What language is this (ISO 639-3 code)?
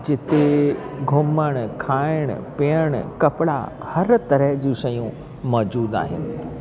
snd